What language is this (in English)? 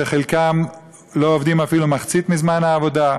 Hebrew